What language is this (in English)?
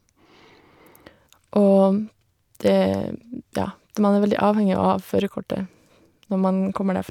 Norwegian